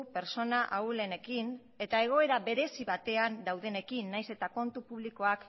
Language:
Basque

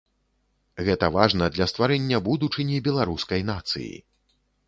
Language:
Belarusian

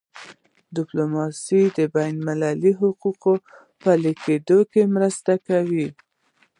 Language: Pashto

